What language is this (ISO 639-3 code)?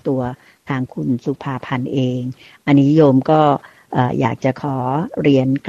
tha